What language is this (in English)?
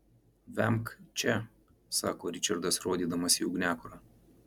Lithuanian